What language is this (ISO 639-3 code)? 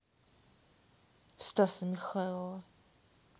rus